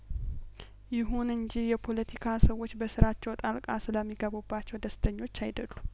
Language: Amharic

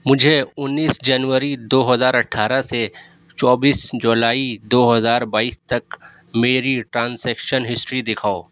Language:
Urdu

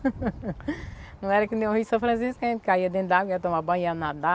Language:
Portuguese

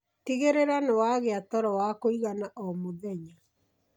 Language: Kikuyu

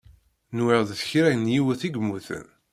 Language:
Kabyle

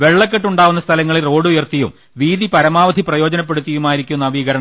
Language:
Malayalam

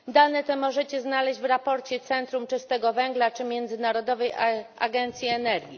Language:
Polish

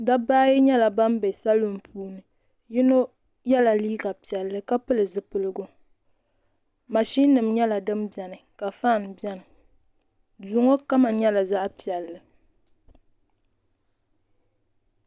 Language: Dagbani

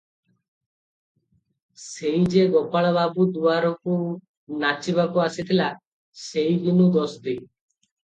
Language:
Odia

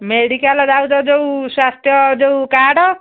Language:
Odia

